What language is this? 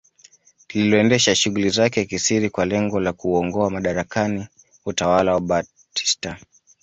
Swahili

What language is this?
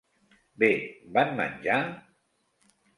Catalan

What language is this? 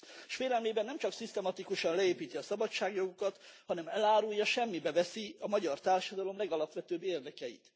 Hungarian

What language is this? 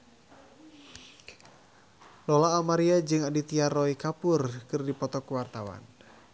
Sundanese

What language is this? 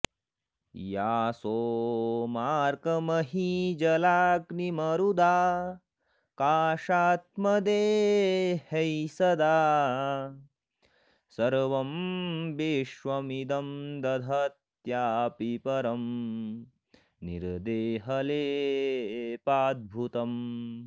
Sanskrit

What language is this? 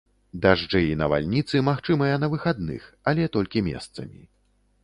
Belarusian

